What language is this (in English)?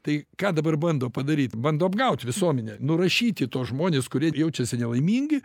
Lithuanian